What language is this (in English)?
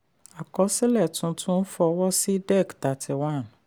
Yoruba